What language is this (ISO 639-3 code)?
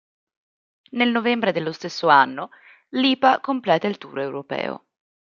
ita